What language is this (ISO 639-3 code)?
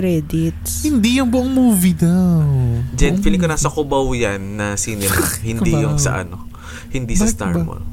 fil